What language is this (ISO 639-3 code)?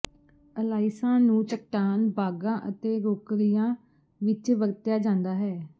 pan